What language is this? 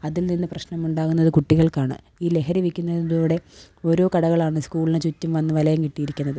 Malayalam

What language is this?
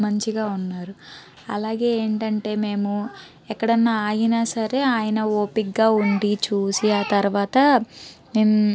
Telugu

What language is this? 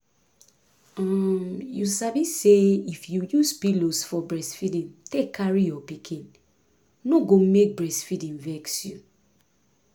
Nigerian Pidgin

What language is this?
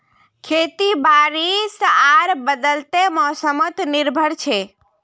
Magahi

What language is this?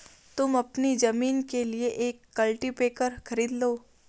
Hindi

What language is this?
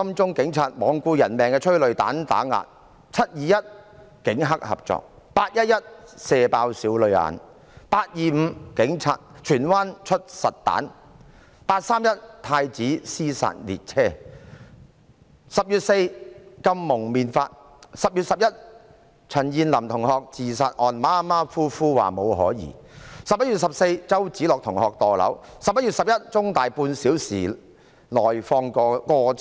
Cantonese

